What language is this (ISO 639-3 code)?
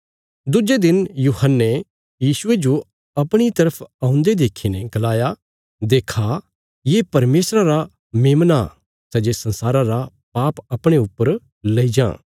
kfs